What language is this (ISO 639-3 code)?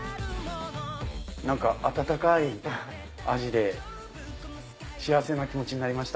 jpn